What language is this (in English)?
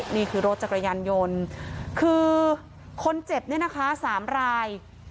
Thai